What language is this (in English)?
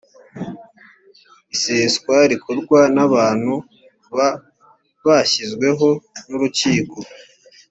Kinyarwanda